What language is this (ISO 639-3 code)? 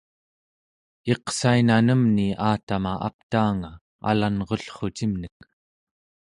esu